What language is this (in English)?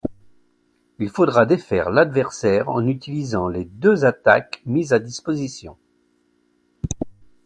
French